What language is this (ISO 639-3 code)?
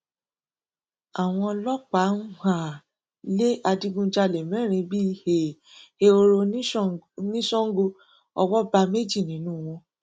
yor